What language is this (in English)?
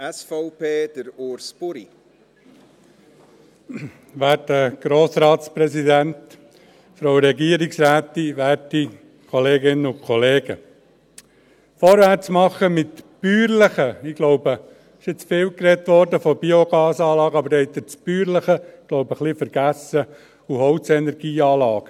Swiss German